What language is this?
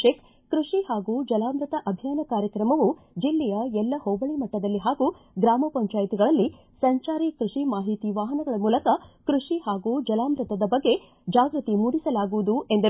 Kannada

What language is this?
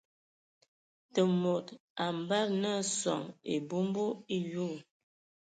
Ewondo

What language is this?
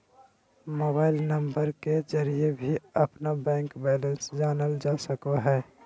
Magahi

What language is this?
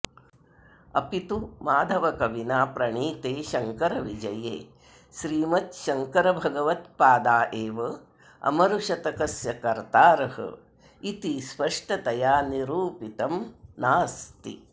Sanskrit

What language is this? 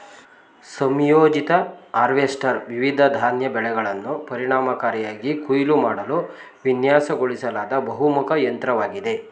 Kannada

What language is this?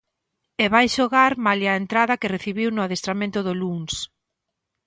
Galician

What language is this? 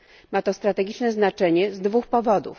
Polish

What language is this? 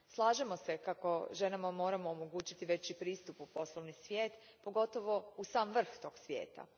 Croatian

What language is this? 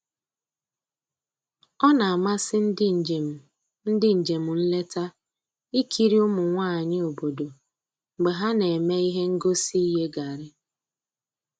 Igbo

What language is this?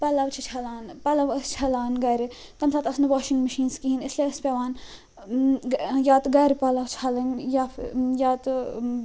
Kashmiri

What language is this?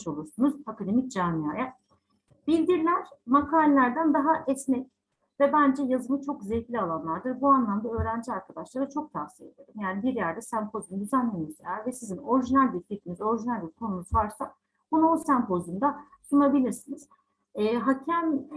Turkish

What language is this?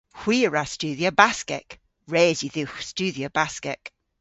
Cornish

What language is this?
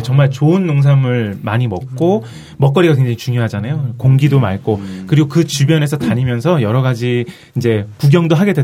Korean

